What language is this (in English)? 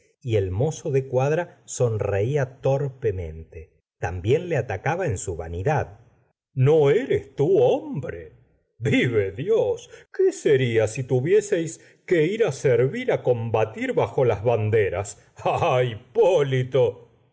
Spanish